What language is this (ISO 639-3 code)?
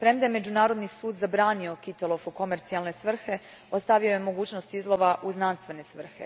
hrv